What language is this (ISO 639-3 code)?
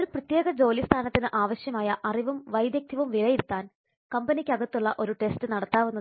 mal